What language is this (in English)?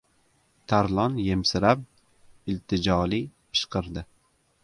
Uzbek